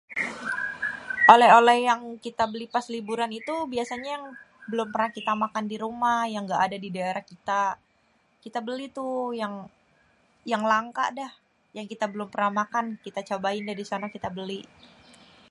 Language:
Betawi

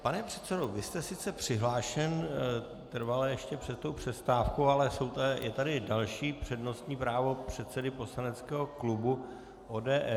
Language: Czech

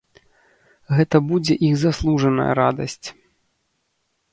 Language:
Belarusian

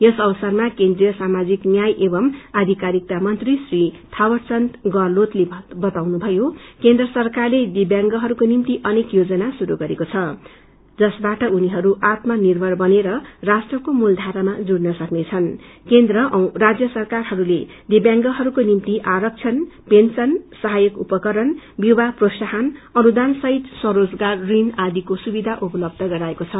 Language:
Nepali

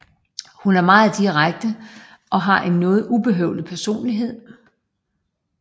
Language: Danish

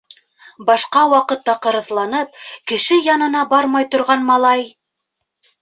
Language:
Bashkir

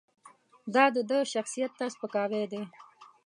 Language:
Pashto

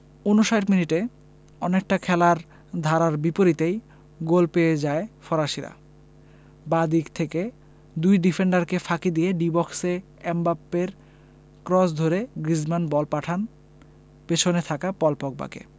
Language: Bangla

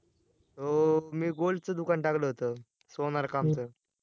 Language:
Marathi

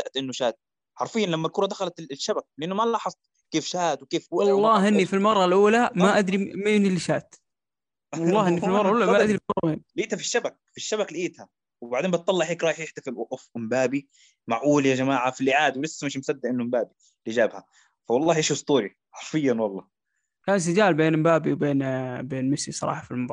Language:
Arabic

